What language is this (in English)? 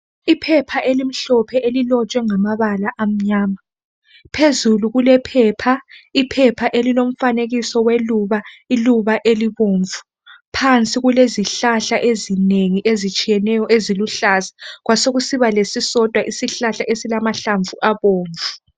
North Ndebele